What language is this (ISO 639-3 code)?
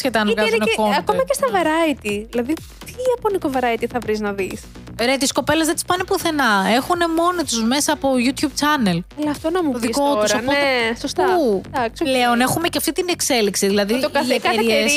ell